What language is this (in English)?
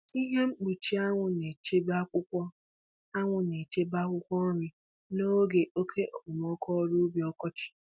Igbo